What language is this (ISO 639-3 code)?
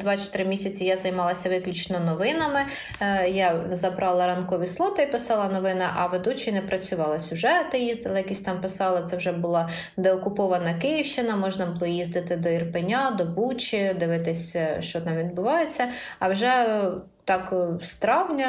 ukr